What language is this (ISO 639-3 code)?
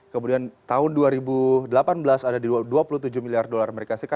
ind